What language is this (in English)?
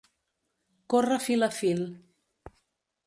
Catalan